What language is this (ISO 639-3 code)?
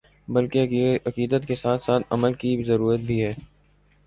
urd